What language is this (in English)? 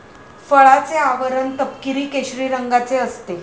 Marathi